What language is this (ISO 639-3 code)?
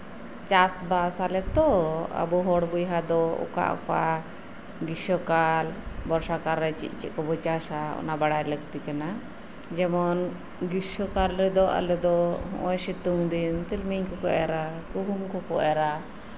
sat